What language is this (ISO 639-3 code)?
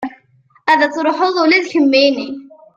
kab